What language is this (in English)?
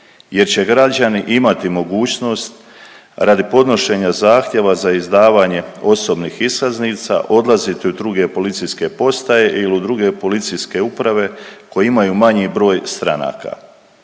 Croatian